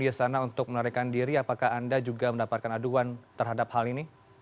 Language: Indonesian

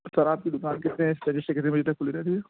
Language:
Urdu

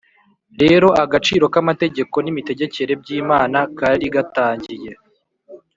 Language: Kinyarwanda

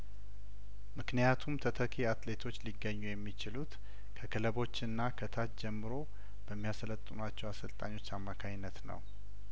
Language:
Amharic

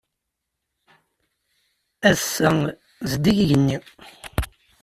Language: Kabyle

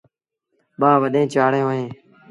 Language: Sindhi Bhil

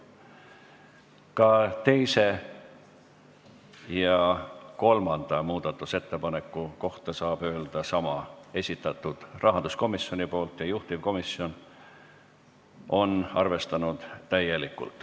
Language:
Estonian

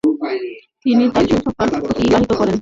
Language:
Bangla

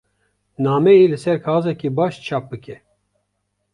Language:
Kurdish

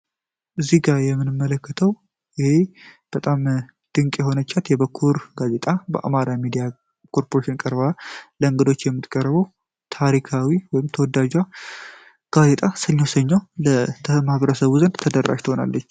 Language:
Amharic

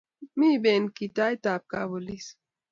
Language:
Kalenjin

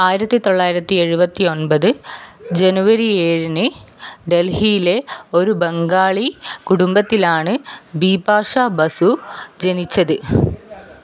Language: Malayalam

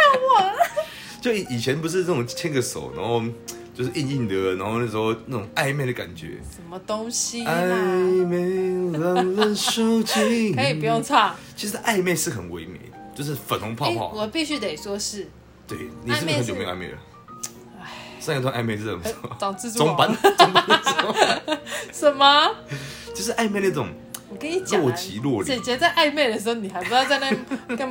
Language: Chinese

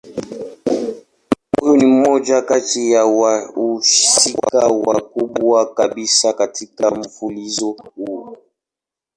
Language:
Swahili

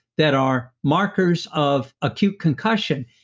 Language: English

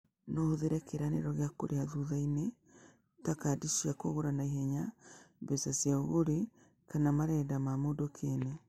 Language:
Kikuyu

